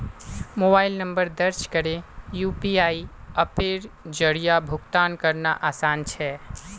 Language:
Magahi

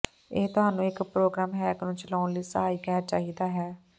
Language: Punjabi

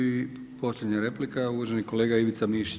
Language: Croatian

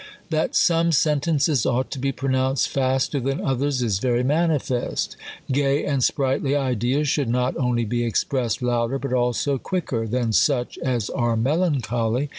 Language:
English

